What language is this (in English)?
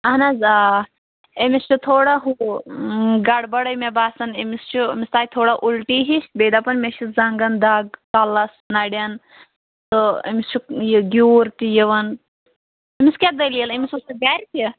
Kashmiri